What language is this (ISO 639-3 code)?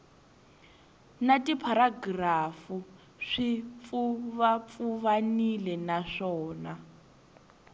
tso